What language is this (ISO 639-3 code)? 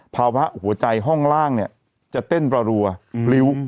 tha